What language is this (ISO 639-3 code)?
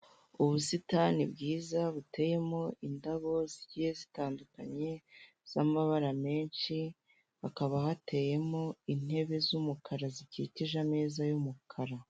kin